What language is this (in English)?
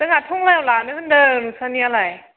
Bodo